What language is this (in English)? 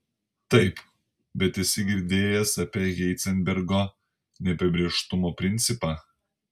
Lithuanian